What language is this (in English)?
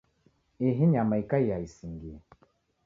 Taita